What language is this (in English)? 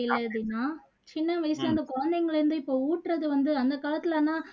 Tamil